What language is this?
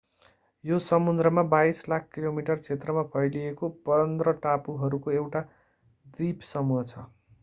Nepali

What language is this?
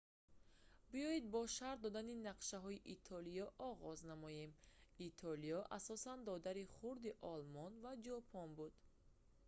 Tajik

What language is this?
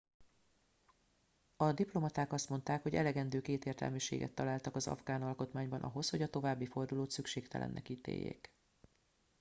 Hungarian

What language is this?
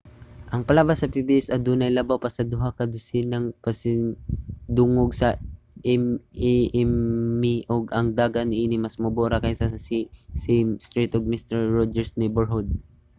Cebuano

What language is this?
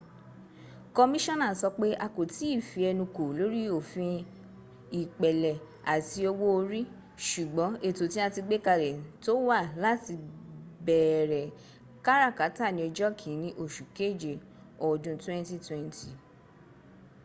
Yoruba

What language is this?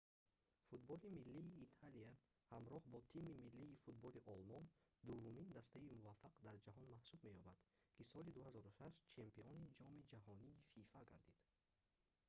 Tajik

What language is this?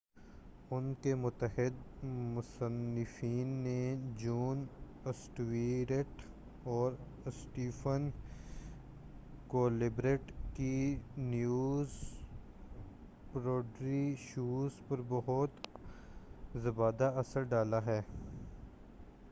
Urdu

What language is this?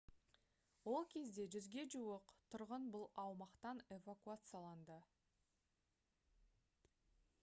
Kazakh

